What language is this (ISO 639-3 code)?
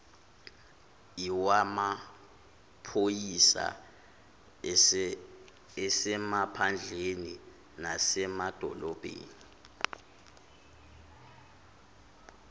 zul